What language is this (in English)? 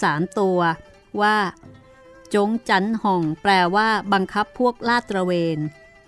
Thai